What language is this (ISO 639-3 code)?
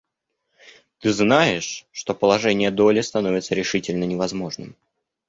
rus